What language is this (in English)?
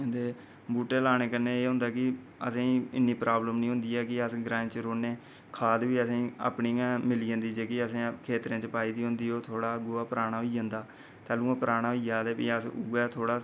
Dogri